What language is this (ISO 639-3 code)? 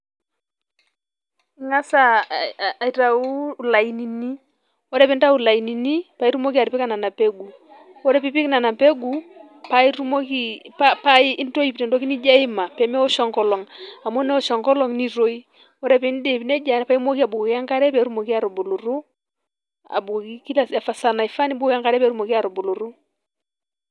mas